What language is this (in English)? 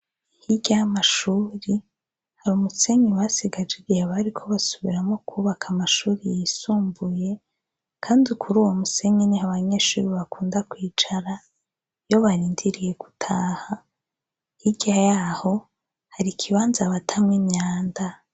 Rundi